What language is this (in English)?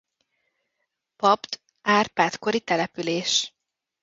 Hungarian